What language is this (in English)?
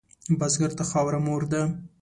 Pashto